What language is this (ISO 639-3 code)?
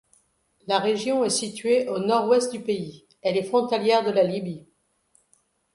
fra